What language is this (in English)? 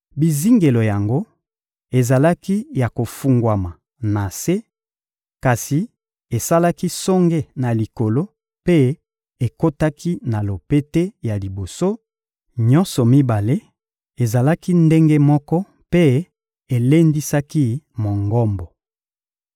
Lingala